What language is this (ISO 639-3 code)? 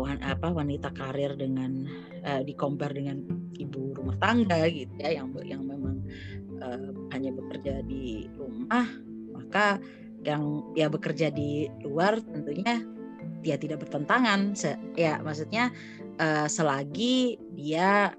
ind